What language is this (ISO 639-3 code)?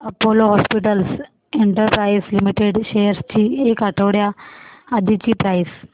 mar